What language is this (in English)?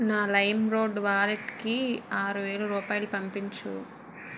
Telugu